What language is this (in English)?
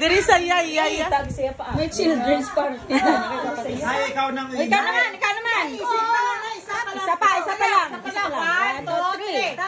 Thai